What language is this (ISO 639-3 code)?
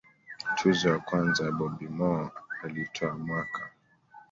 swa